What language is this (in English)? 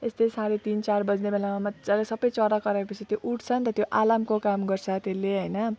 Nepali